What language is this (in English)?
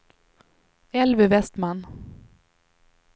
Swedish